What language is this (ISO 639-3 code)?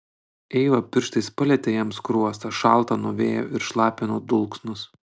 lit